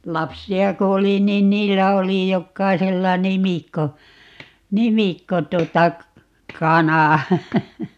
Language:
Finnish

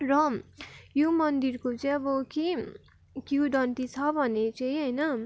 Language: Nepali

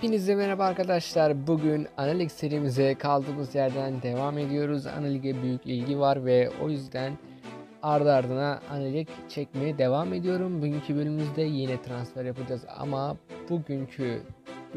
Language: Turkish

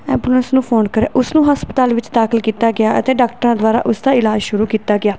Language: Punjabi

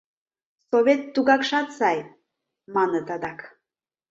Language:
Mari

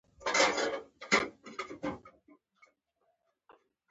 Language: Pashto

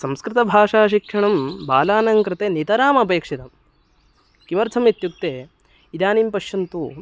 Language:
Sanskrit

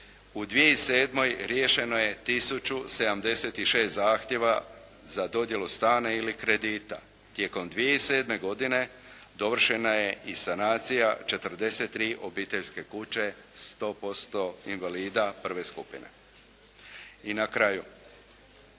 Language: Croatian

